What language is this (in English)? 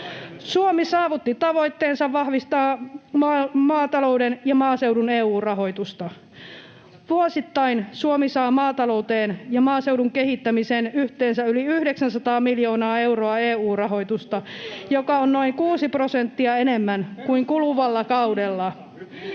Finnish